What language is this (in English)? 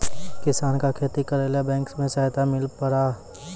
Maithili